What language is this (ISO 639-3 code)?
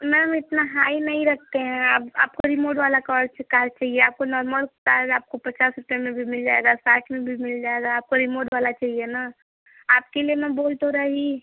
hin